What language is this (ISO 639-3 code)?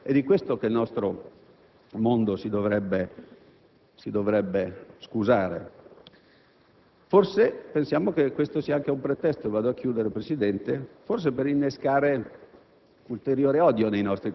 ita